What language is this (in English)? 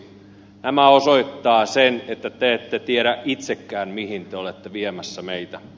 Finnish